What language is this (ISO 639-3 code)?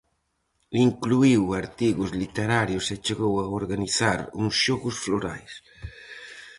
glg